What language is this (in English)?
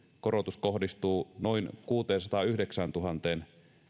Finnish